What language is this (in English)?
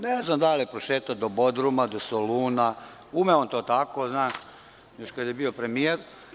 Serbian